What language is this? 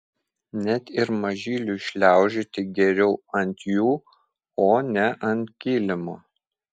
Lithuanian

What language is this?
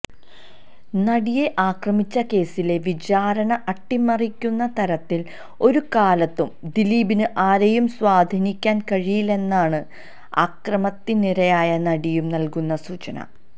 Malayalam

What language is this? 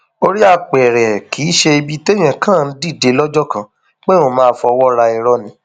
Yoruba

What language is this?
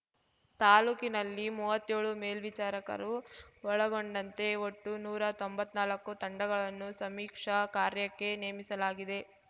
Kannada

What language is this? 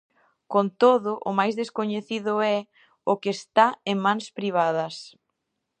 Galician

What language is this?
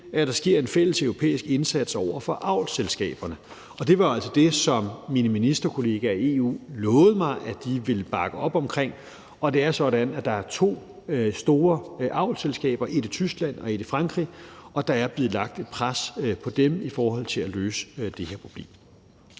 Danish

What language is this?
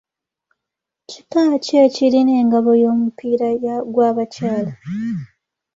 Ganda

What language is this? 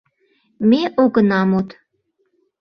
Mari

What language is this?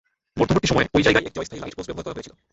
Bangla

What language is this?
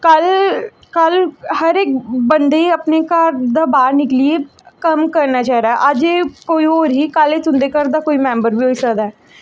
Dogri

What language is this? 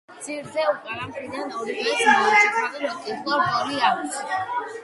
Georgian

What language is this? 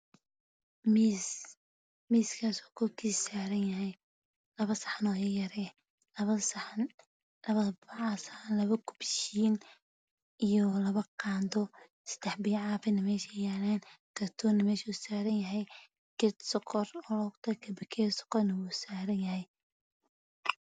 Somali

